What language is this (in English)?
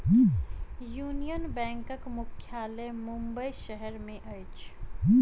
Maithili